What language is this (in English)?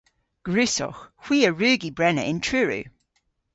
Cornish